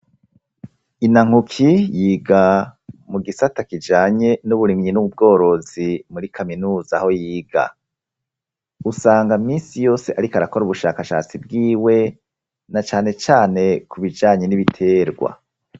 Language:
Rundi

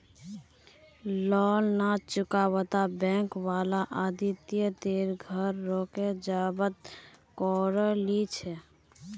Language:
Magahi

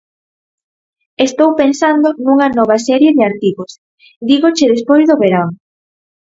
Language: Galician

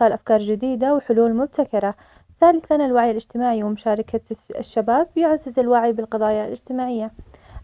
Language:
Omani Arabic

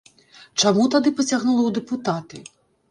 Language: Belarusian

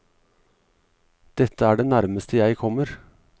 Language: Norwegian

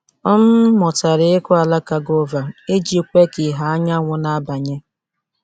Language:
Igbo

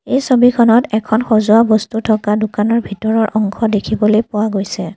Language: Assamese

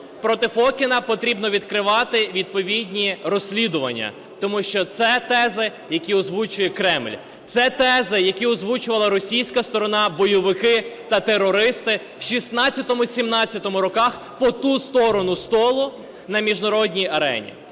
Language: Ukrainian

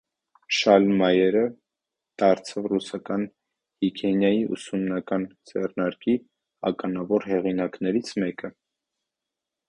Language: Armenian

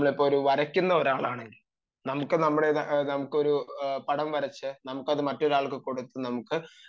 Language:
Malayalam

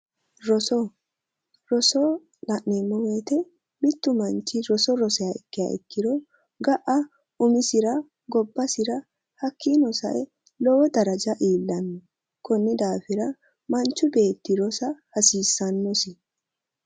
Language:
Sidamo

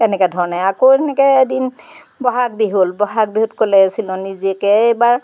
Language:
Assamese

